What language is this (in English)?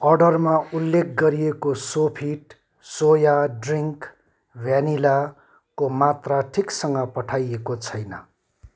Nepali